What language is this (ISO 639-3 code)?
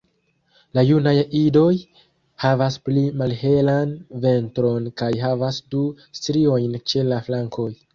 epo